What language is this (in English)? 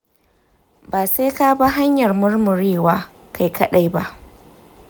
Hausa